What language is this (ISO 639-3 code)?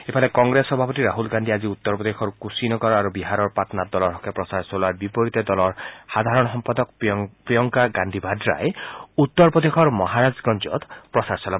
asm